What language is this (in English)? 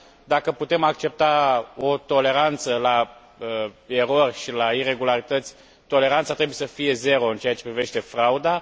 Romanian